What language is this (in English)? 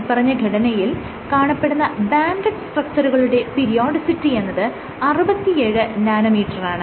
Malayalam